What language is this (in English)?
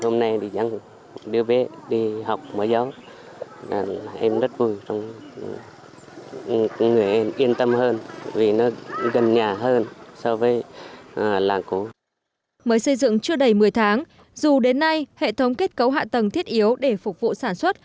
Vietnamese